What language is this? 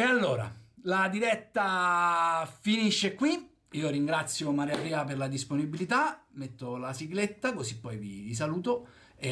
Italian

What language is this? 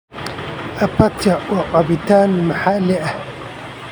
Somali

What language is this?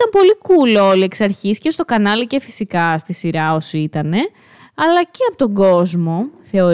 Greek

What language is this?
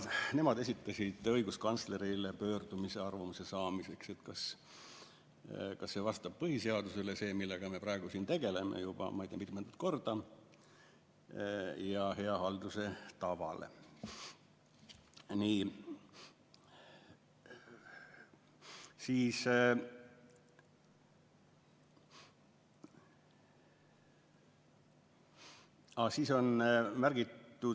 Estonian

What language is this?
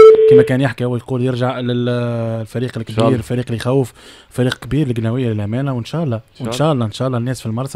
Arabic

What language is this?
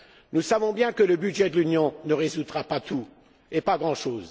French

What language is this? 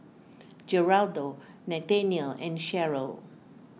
English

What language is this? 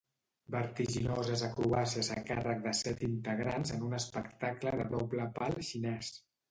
Catalan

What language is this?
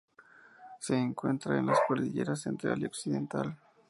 Spanish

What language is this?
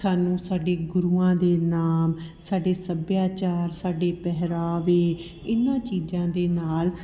Punjabi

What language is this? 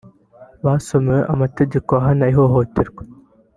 Kinyarwanda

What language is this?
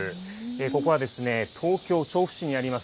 Japanese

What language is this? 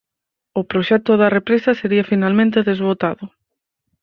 Galician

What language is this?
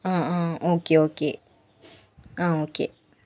Malayalam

